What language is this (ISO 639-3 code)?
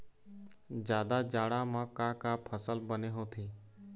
hne